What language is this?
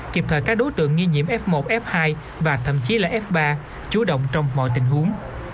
Vietnamese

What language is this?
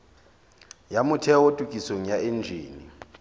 Southern Sotho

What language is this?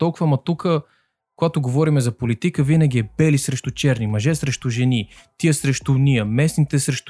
Bulgarian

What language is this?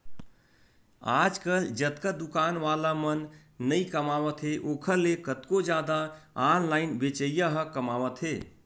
Chhattisgarhi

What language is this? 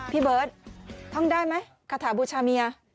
Thai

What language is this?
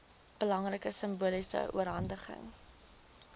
Afrikaans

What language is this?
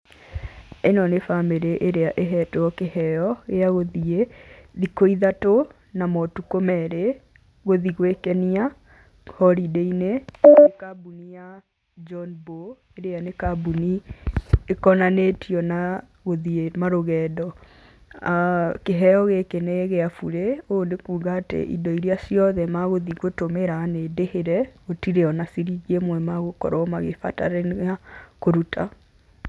Kikuyu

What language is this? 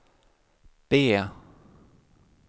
Swedish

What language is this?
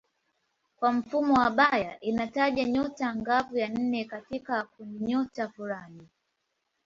Swahili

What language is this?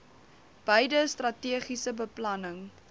Afrikaans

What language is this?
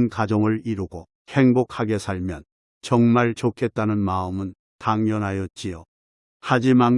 Korean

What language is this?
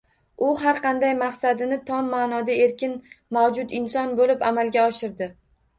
Uzbek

